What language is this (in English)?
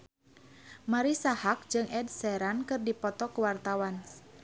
Sundanese